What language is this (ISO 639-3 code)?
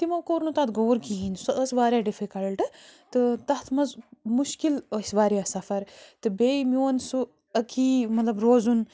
kas